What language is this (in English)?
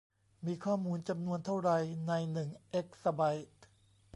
Thai